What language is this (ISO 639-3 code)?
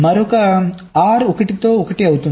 tel